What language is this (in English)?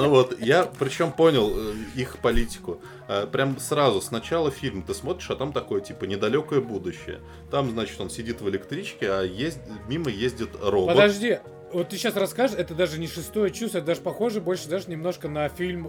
Russian